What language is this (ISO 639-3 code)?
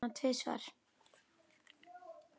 isl